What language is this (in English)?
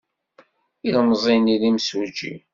Kabyle